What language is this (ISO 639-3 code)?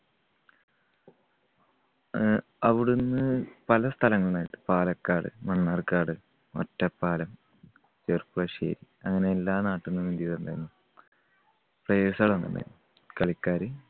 mal